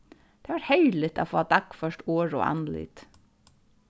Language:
Faroese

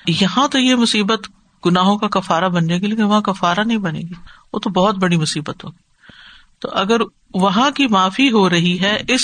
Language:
Urdu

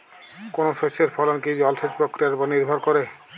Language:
Bangla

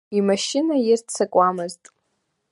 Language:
Abkhazian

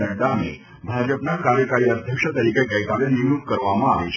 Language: Gujarati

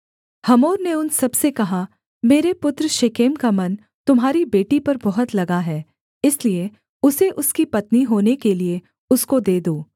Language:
Hindi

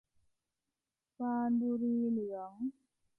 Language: Thai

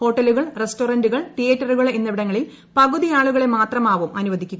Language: Malayalam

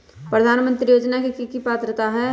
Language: Magahi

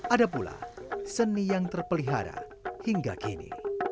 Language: Indonesian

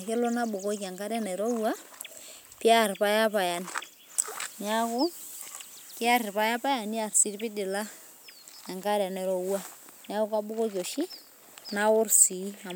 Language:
Masai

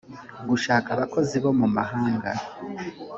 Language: Kinyarwanda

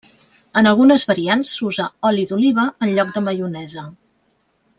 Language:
Catalan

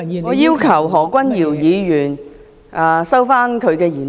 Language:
Cantonese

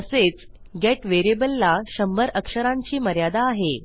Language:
Marathi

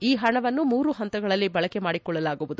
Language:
Kannada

